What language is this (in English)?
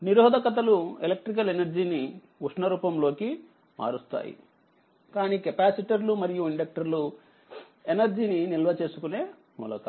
Telugu